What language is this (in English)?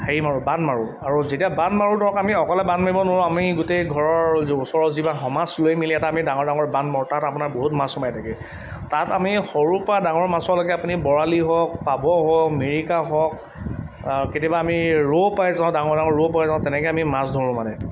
Assamese